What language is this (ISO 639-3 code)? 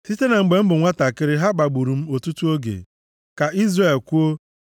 ibo